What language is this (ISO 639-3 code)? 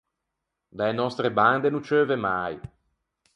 lij